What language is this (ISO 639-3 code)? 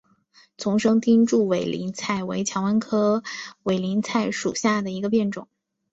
zho